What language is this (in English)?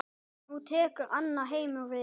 Icelandic